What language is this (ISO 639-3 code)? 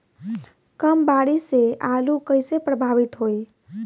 bho